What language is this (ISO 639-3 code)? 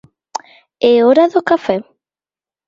glg